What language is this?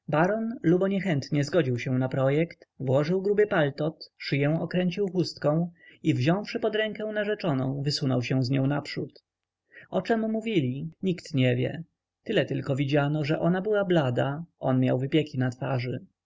Polish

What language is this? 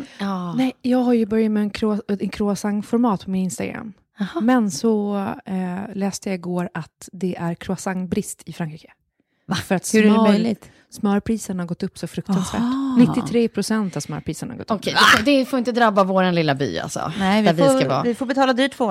Swedish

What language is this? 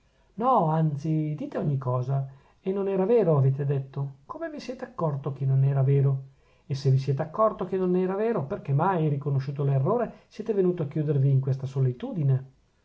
Italian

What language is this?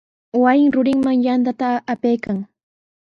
Sihuas Ancash Quechua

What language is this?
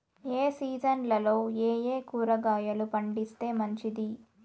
Telugu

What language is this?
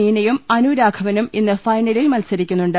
Malayalam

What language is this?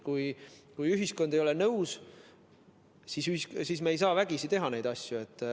Estonian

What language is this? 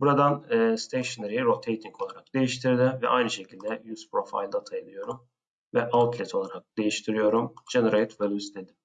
Turkish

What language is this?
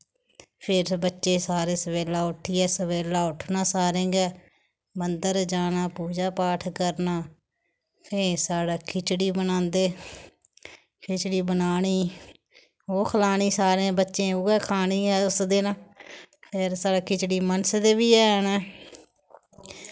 Dogri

